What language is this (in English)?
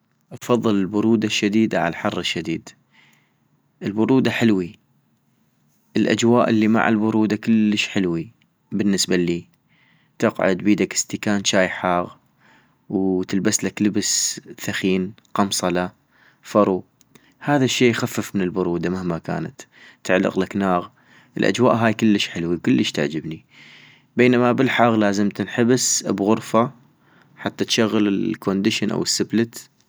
North Mesopotamian Arabic